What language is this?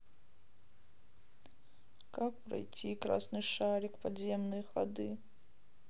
Russian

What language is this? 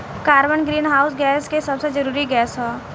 Bhojpuri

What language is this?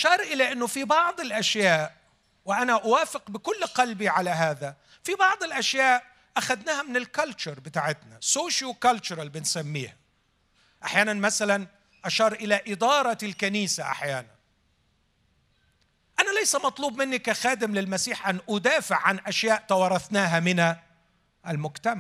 Arabic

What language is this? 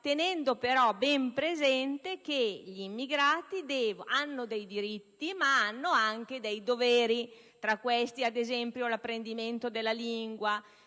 Italian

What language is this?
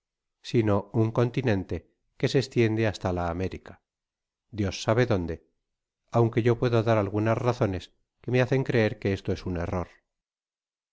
Spanish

